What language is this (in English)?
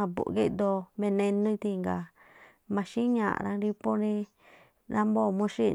Tlacoapa Me'phaa